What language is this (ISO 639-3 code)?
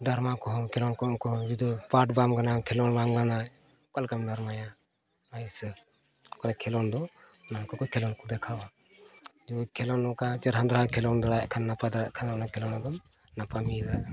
sat